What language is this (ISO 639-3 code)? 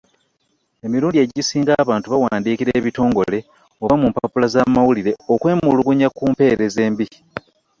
lug